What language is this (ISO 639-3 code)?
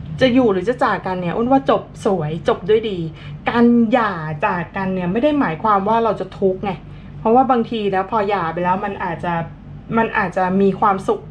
tha